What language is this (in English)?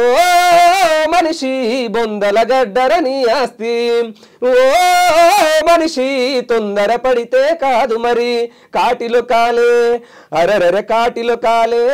Telugu